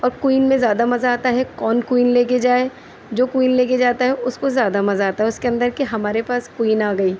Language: Urdu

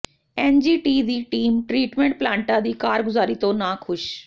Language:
Punjabi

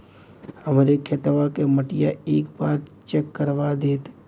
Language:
Bhojpuri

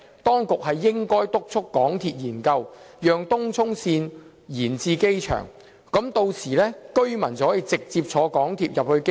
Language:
Cantonese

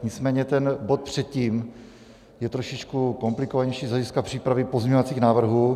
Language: Czech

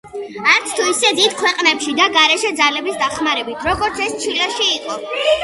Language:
Georgian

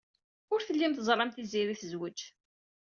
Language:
Kabyle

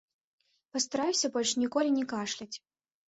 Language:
Belarusian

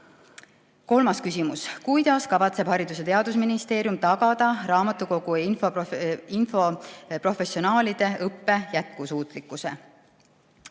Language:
Estonian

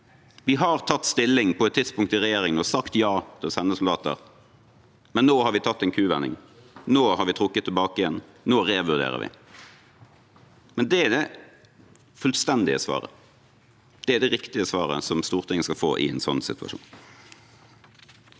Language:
Norwegian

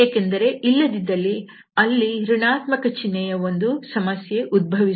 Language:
Kannada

